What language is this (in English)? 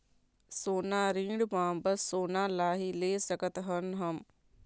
Chhattisgarhi